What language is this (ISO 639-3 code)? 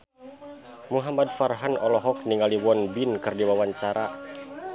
sun